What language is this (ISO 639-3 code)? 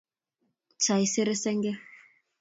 kln